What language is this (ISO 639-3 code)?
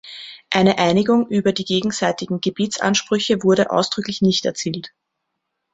deu